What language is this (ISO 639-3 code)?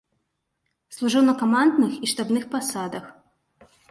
bel